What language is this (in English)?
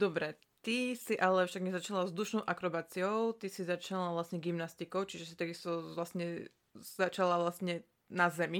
Slovak